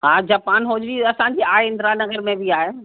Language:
Sindhi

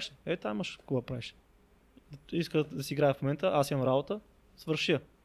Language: Bulgarian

